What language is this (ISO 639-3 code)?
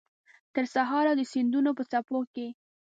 pus